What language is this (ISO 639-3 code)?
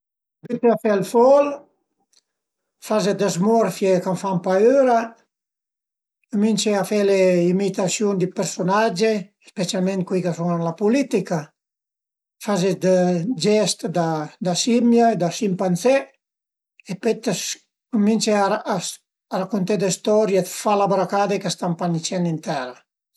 pms